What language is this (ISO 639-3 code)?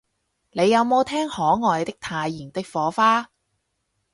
yue